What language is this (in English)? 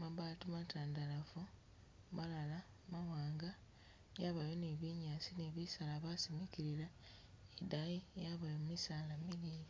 Masaaba